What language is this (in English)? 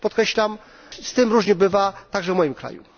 Polish